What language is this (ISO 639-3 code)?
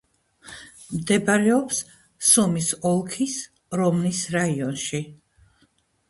kat